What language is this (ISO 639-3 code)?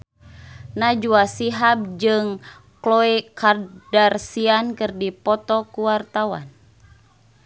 sun